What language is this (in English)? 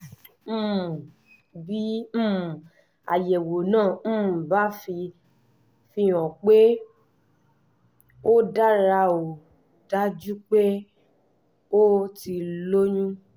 Yoruba